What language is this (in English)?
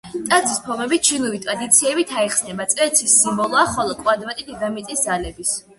Georgian